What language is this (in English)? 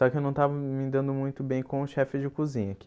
Portuguese